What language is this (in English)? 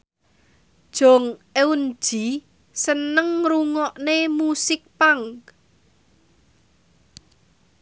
Javanese